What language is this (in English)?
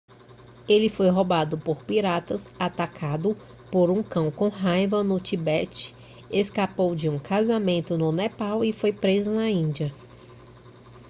Portuguese